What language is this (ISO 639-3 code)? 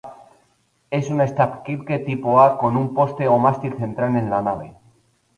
spa